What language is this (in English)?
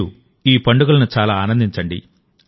Telugu